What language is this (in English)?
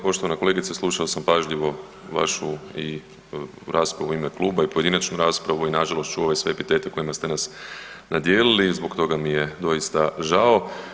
Croatian